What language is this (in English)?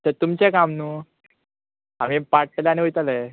Konkani